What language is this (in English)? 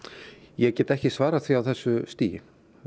Icelandic